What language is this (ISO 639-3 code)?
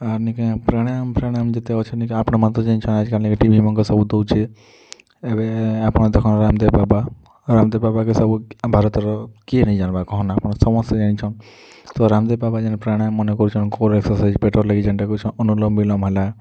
ori